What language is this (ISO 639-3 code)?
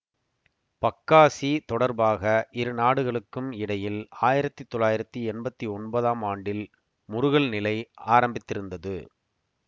tam